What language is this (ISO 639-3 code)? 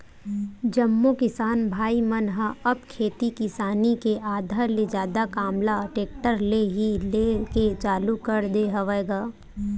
hne